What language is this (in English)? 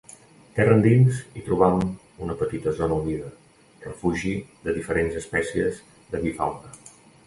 Catalan